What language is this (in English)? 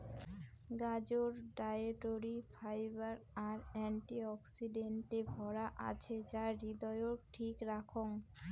Bangla